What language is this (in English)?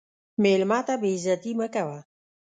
Pashto